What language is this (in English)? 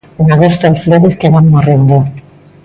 Galician